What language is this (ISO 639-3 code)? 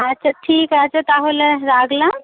ben